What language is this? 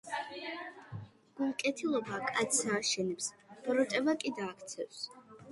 Georgian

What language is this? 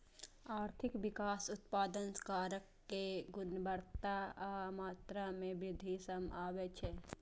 Maithili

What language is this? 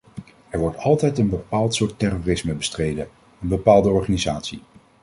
Dutch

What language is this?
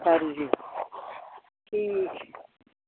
Dogri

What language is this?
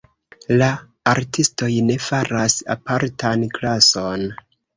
Esperanto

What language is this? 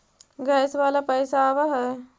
Magahi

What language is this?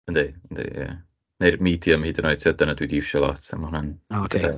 Welsh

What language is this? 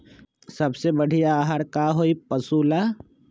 Magahi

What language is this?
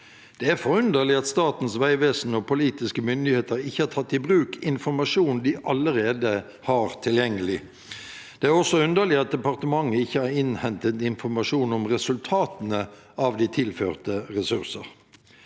Norwegian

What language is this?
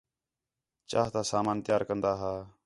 Khetrani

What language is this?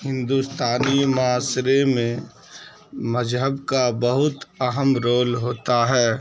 Urdu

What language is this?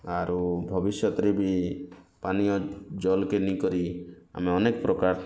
Odia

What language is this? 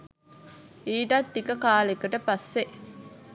Sinhala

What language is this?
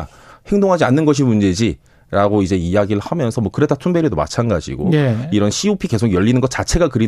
Korean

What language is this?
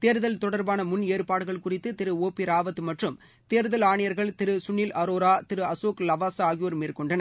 Tamil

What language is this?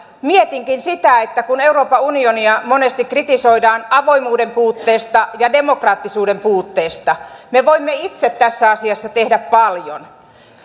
Finnish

